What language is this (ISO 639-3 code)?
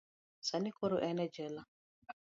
luo